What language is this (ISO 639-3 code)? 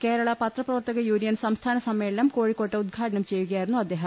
mal